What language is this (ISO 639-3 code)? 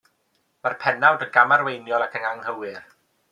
cym